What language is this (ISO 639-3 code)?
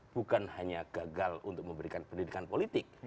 ind